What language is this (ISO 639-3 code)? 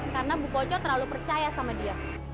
ind